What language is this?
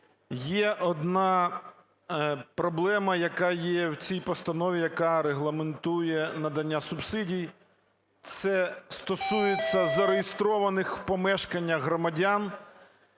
Ukrainian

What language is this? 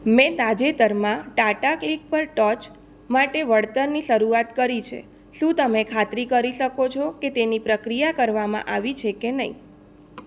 Gujarati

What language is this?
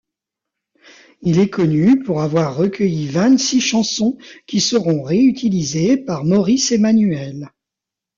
French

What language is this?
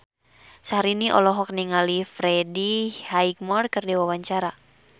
Sundanese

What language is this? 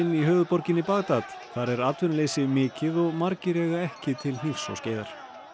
Icelandic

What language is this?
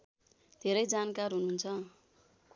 Nepali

